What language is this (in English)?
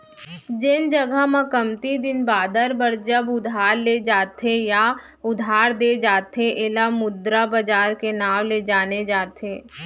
Chhattisgarhi